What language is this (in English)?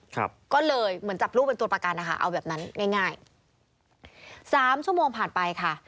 Thai